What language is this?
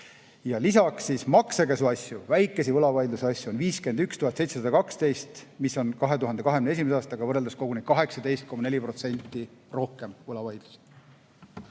Estonian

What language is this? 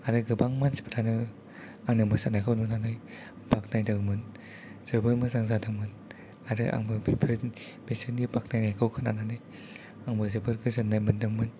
Bodo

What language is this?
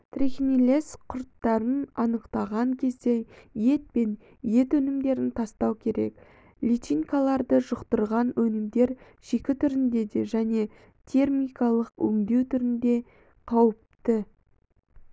Kazakh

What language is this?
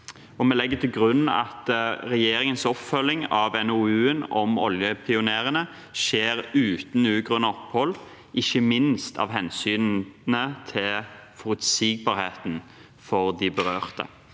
Norwegian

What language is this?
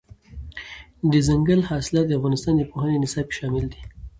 Pashto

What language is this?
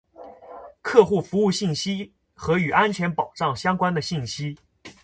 Chinese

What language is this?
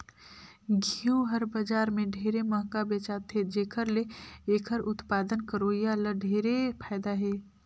Chhattisgarhi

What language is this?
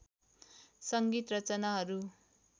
Nepali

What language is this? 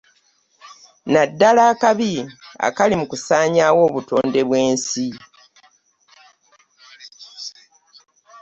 Ganda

